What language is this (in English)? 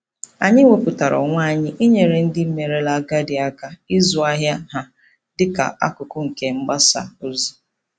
Igbo